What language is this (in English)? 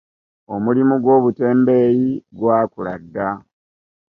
Ganda